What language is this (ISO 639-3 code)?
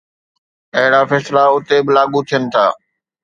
snd